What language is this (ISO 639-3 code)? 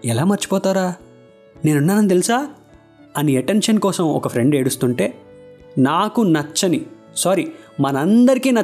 tel